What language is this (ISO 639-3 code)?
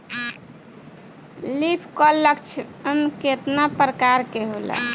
bho